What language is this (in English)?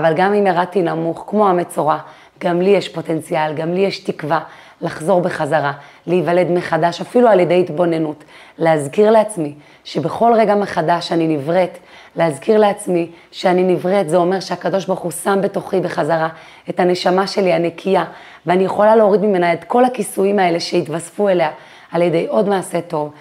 Hebrew